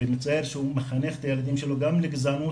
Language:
Hebrew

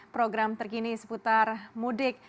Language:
Indonesian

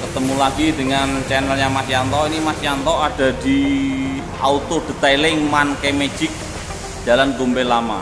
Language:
Indonesian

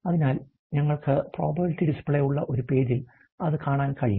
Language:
Malayalam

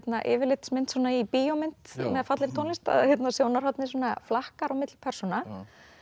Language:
Icelandic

